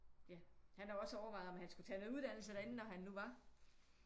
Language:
Danish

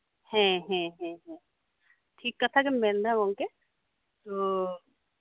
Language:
Santali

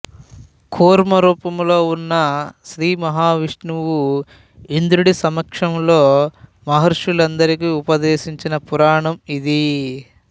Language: Telugu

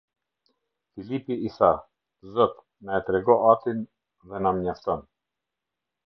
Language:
Albanian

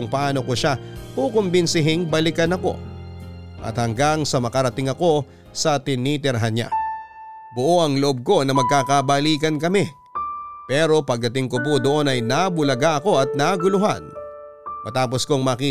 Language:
Filipino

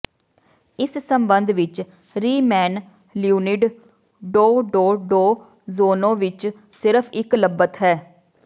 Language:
Punjabi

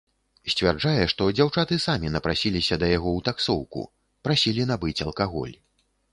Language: Belarusian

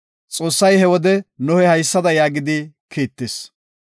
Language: Gofa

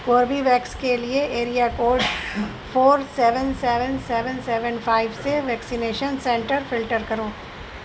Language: Urdu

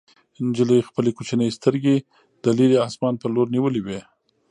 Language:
Pashto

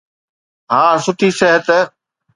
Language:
Sindhi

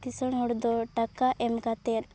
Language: Santali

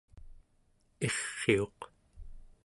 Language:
Central Yupik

